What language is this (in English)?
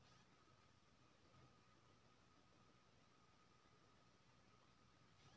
Maithili